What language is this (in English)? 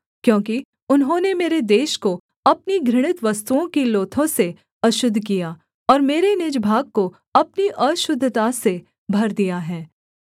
Hindi